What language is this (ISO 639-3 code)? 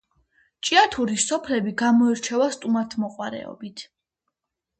kat